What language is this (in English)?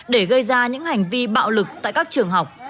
Vietnamese